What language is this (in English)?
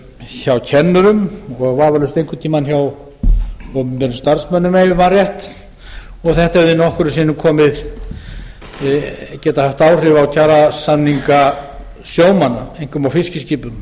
Icelandic